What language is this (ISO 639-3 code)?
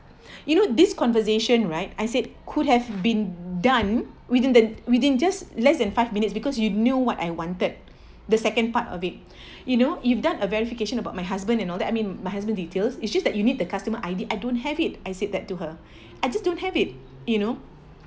eng